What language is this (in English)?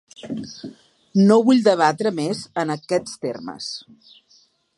Catalan